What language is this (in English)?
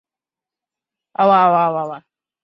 Chinese